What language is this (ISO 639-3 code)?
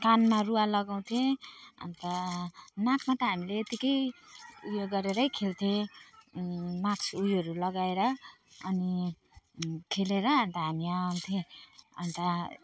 nep